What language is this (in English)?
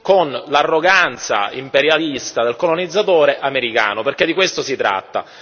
Italian